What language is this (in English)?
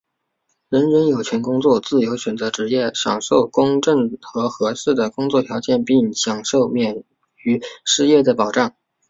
Chinese